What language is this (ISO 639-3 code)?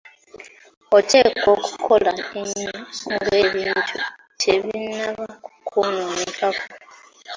lug